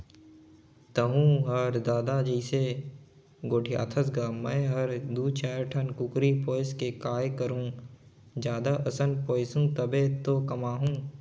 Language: Chhattisgarhi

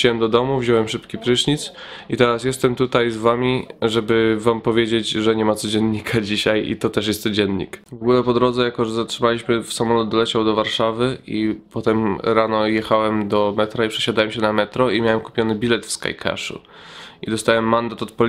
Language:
Polish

